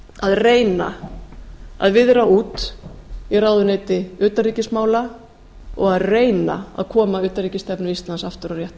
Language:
Icelandic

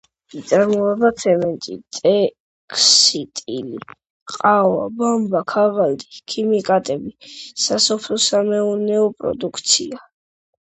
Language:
Georgian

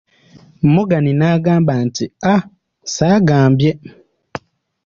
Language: Ganda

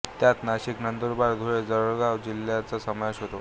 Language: Marathi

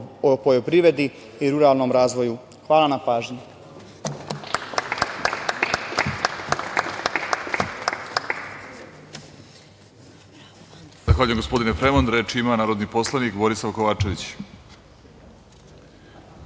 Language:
Serbian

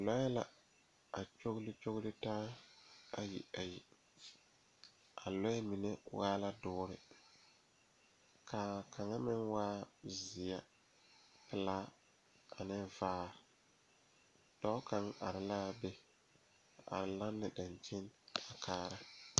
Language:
Southern Dagaare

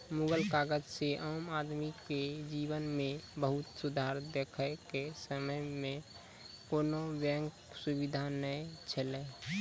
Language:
Maithili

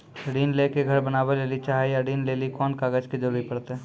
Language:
Maithili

